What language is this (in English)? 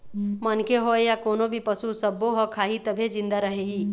Chhattisgarhi